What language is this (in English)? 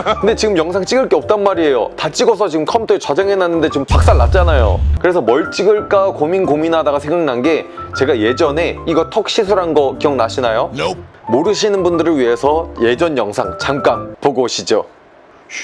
Korean